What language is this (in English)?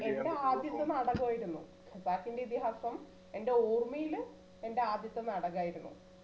Malayalam